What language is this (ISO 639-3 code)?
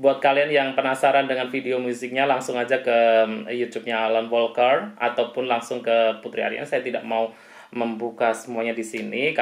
ind